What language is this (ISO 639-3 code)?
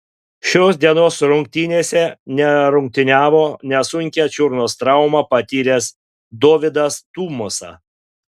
lit